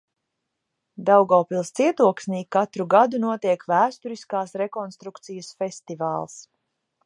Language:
Latvian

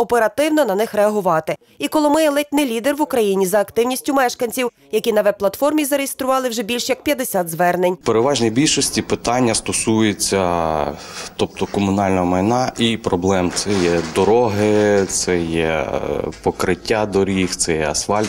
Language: Ukrainian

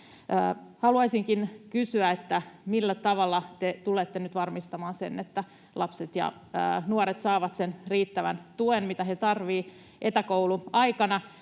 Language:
Finnish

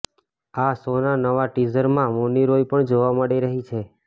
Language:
Gujarati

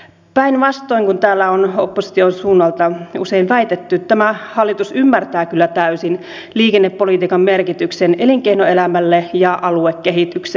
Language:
Finnish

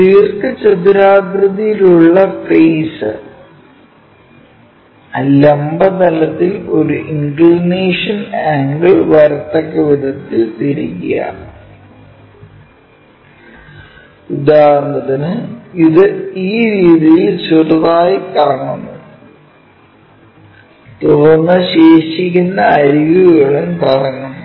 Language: Malayalam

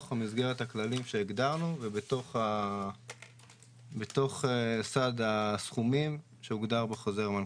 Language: Hebrew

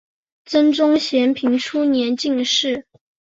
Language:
Chinese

